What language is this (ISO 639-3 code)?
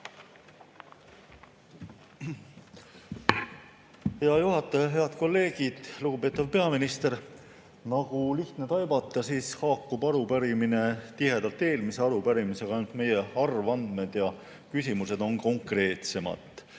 est